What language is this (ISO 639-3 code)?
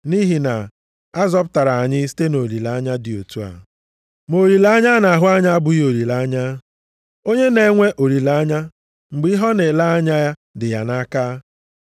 ibo